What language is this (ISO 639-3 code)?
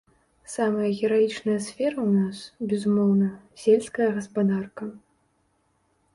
bel